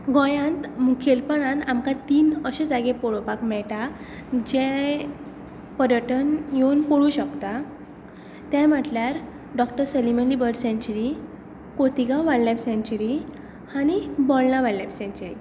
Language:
Konkani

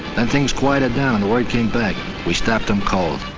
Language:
English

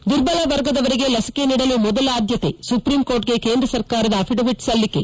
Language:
Kannada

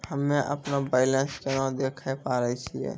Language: Maithili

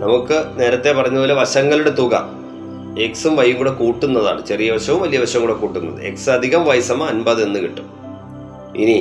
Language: Malayalam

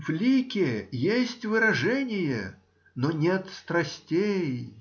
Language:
Russian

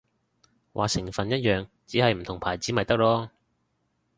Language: Cantonese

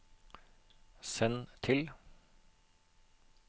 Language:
Norwegian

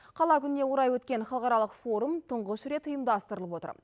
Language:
Kazakh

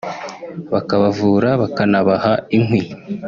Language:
Kinyarwanda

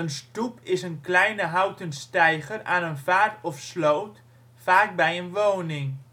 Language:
Dutch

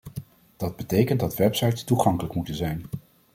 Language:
Dutch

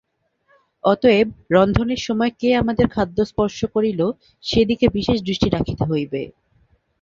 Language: Bangla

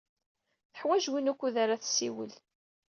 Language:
Kabyle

